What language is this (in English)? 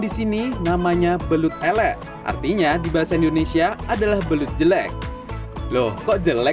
Indonesian